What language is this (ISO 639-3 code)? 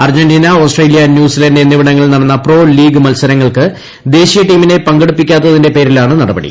mal